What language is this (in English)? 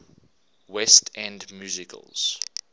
English